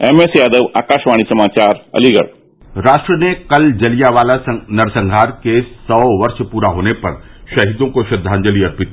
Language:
Hindi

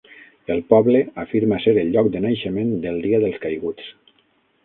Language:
Catalan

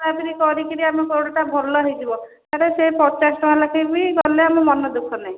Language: Odia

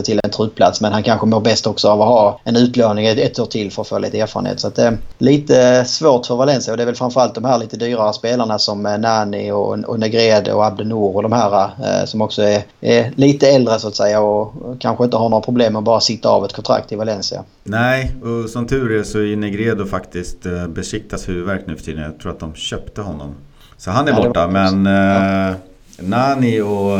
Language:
Swedish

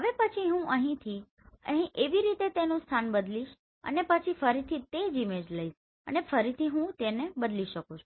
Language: Gujarati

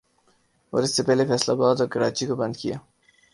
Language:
Urdu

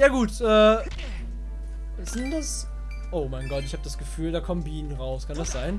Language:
German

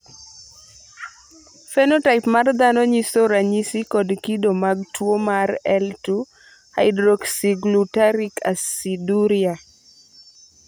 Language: Luo (Kenya and Tanzania)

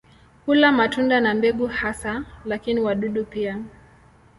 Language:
Swahili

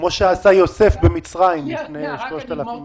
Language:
Hebrew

